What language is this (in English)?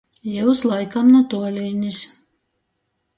Latgalian